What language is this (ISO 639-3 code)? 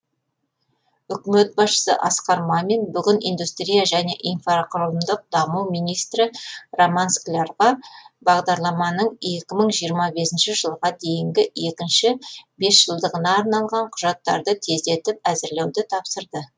kaz